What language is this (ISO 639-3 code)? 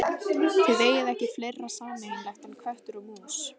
isl